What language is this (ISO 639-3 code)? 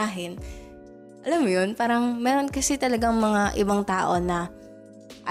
fil